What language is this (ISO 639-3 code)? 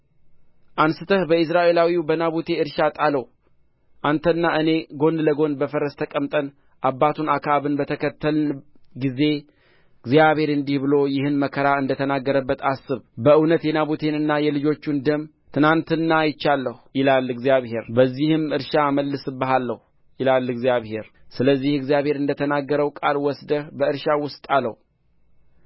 amh